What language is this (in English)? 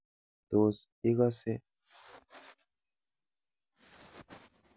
Kalenjin